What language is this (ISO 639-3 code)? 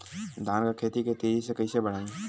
bho